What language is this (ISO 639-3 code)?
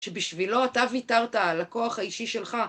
heb